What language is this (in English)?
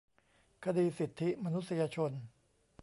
Thai